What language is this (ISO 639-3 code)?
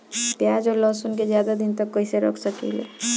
bho